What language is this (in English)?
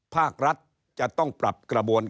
Thai